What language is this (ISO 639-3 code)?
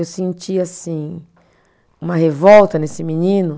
por